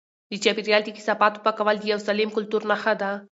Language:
Pashto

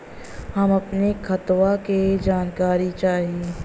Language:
Bhojpuri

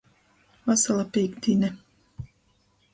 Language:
Latgalian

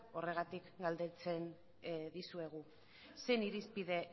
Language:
Basque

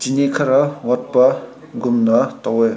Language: Manipuri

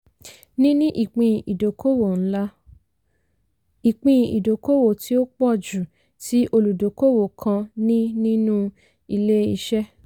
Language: Yoruba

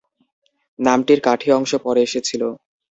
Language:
Bangla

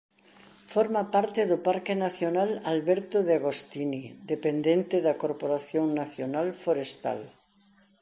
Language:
Galician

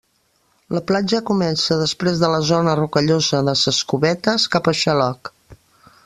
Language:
Catalan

